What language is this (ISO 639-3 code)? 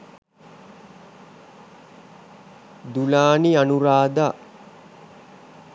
sin